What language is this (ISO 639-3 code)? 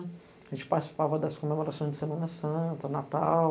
por